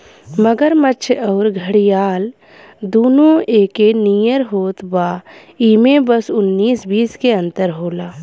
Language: Bhojpuri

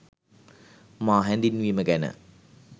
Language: Sinhala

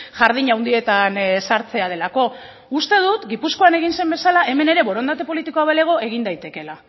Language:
Basque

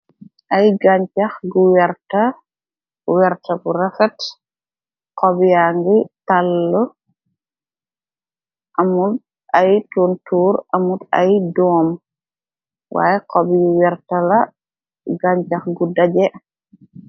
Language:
Wolof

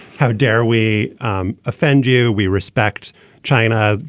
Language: English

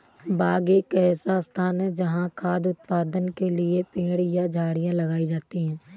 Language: Hindi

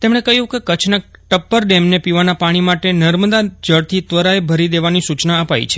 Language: Gujarati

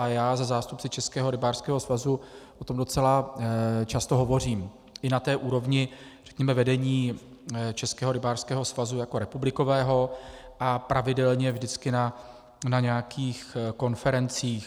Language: Czech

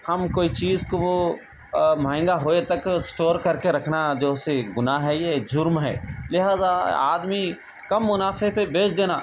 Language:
Urdu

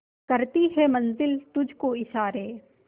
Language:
Hindi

